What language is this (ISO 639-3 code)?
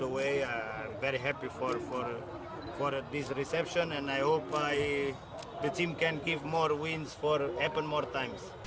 ind